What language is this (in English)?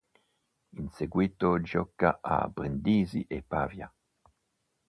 Italian